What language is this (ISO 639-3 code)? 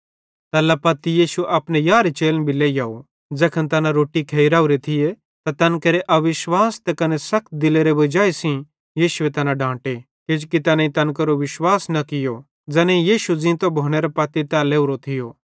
bhd